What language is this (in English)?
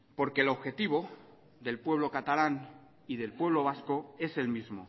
Spanish